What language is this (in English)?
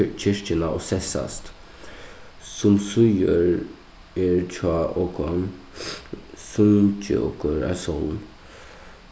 Faroese